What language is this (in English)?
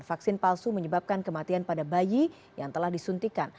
Indonesian